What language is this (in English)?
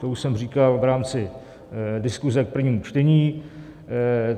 Czech